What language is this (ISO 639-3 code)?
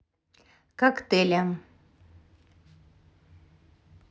rus